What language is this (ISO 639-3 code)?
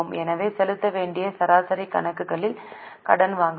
tam